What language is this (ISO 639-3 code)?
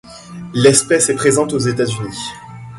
fra